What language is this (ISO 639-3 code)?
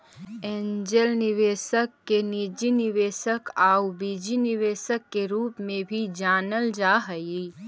mag